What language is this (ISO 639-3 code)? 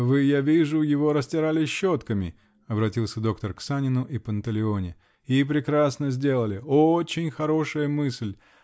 rus